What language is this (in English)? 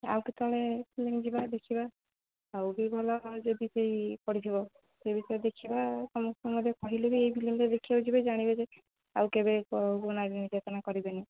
Odia